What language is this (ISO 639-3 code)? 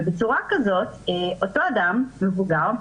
heb